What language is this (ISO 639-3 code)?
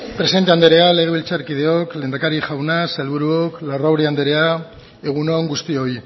eus